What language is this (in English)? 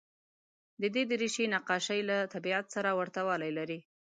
Pashto